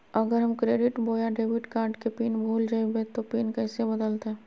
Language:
Magahi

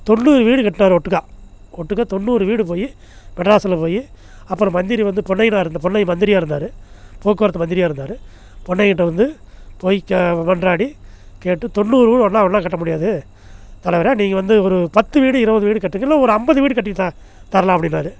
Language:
Tamil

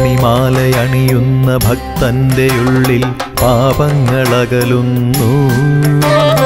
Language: Arabic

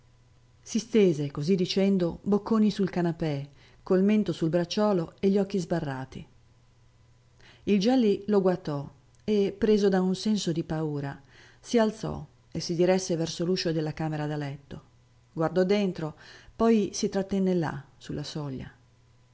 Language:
Italian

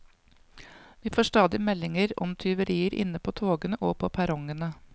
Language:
Norwegian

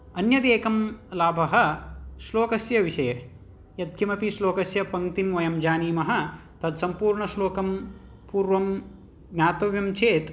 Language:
Sanskrit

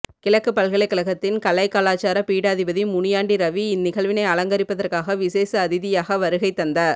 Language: Tamil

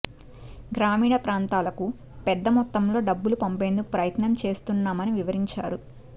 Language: Telugu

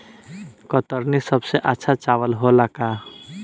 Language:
Bhojpuri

